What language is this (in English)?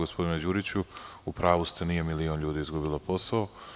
Serbian